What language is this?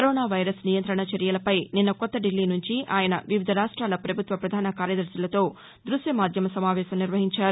Telugu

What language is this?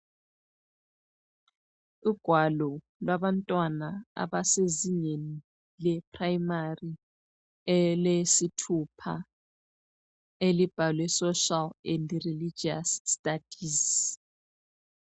North Ndebele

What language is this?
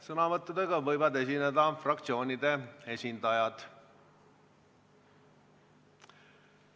Estonian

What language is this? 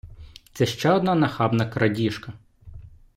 Ukrainian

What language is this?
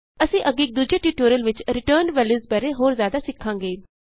Punjabi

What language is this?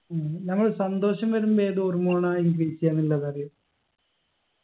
Malayalam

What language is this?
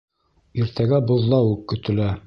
Bashkir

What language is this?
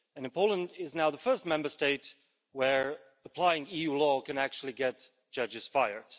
English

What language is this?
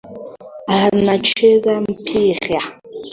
Swahili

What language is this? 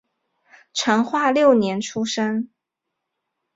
Chinese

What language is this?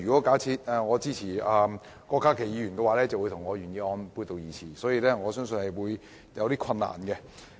Cantonese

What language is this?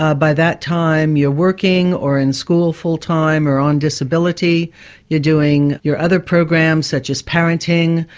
English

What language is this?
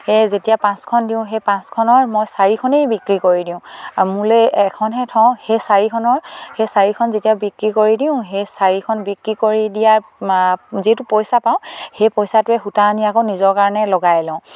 Assamese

